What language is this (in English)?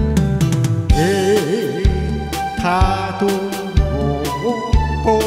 Thai